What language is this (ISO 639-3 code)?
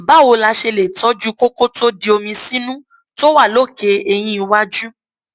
yor